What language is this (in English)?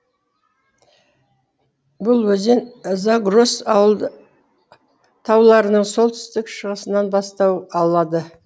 Kazakh